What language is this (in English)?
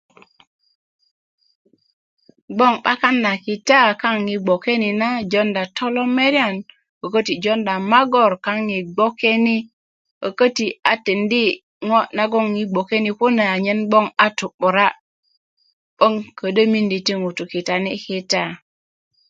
Kuku